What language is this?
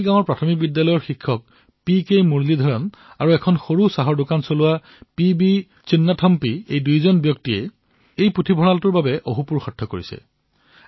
Assamese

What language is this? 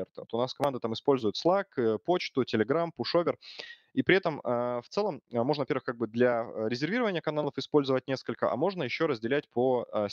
Russian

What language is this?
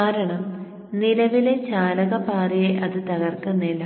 Malayalam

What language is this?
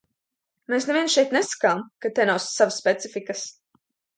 Latvian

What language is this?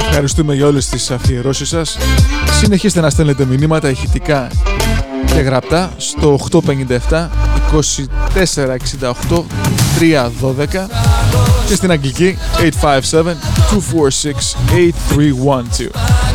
Greek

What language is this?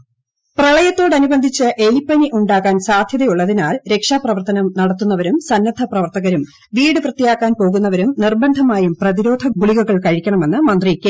Malayalam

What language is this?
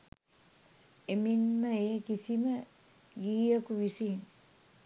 Sinhala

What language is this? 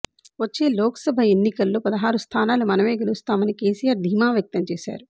Telugu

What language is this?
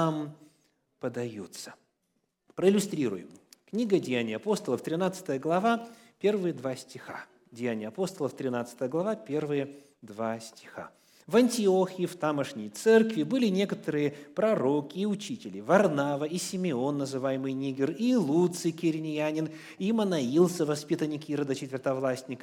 Russian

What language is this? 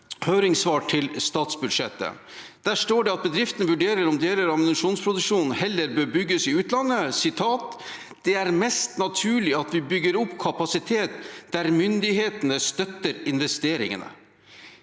Norwegian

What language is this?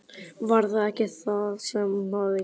Icelandic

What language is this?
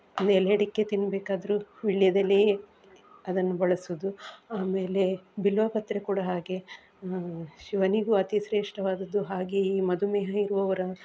Kannada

